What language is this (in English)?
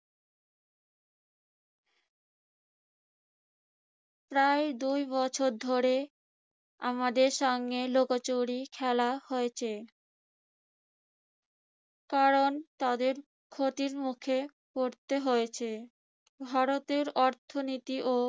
Bangla